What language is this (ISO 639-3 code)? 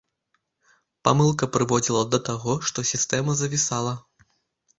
bel